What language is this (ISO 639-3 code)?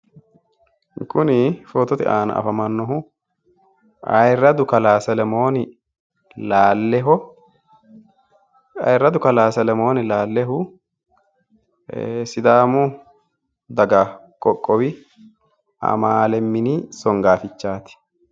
sid